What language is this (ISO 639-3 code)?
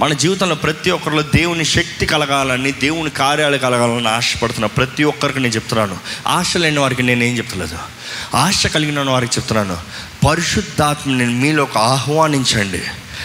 tel